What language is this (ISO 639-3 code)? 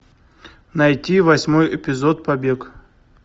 rus